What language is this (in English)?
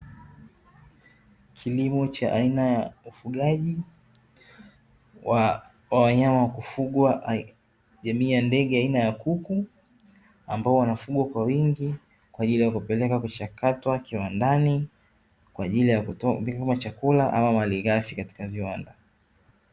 Swahili